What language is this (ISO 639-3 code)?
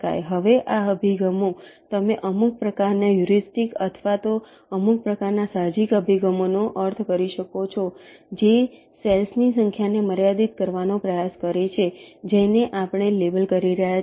guj